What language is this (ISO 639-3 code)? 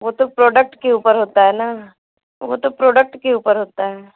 hin